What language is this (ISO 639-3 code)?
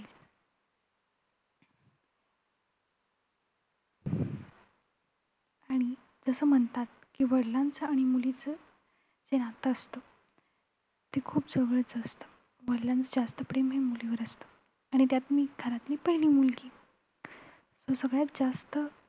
mar